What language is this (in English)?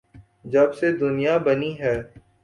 Urdu